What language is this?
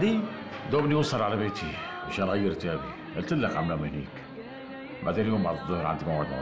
Arabic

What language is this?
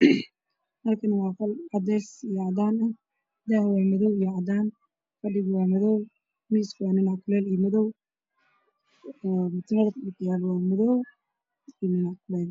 Somali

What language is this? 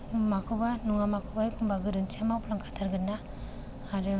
Bodo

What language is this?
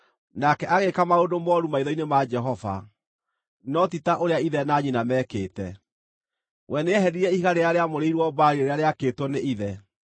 Kikuyu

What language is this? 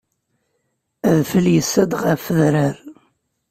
Kabyle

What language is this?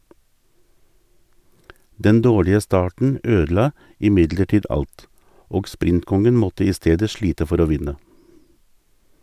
Norwegian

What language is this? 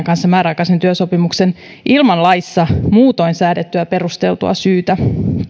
Finnish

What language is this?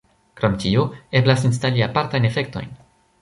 Esperanto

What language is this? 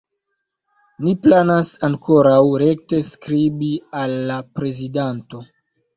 Esperanto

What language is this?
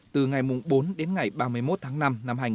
Vietnamese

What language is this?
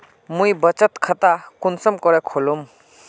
Magahi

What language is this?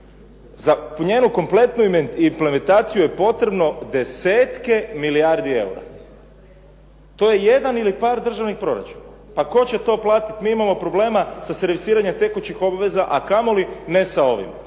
Croatian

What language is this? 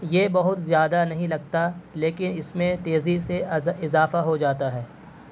Urdu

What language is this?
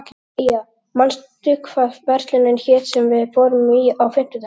Icelandic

